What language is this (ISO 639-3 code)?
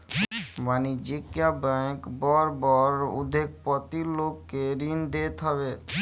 bho